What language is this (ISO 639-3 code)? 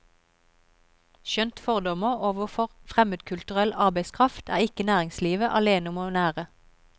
nor